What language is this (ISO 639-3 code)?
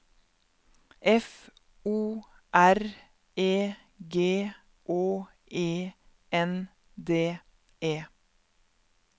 nor